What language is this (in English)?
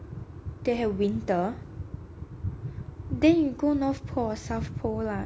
English